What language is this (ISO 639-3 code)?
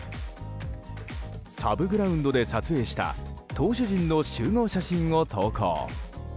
jpn